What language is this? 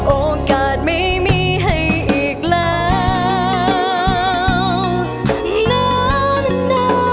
Thai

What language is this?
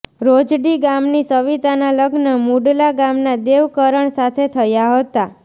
Gujarati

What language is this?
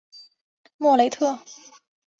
Chinese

